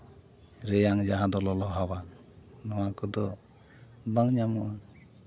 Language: Santali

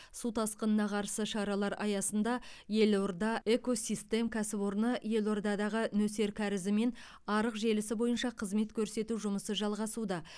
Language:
Kazakh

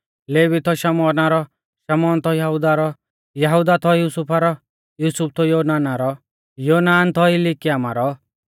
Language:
Mahasu Pahari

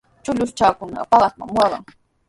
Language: Sihuas Ancash Quechua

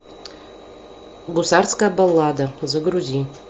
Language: Russian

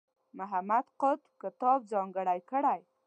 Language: Pashto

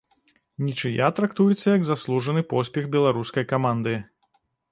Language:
Belarusian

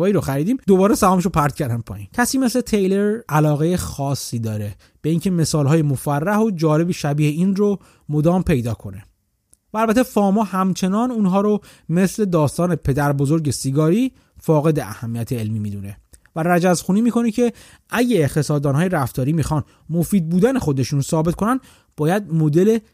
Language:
Persian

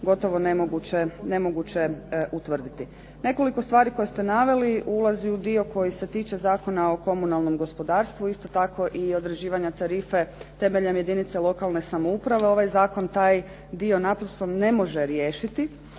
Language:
Croatian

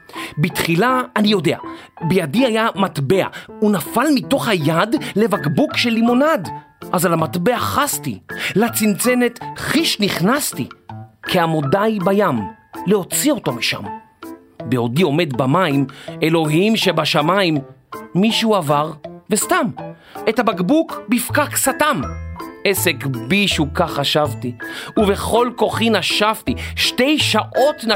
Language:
Hebrew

